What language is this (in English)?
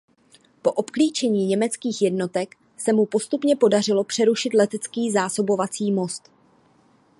Czech